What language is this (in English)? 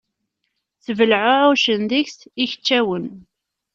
Kabyle